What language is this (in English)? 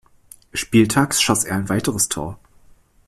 German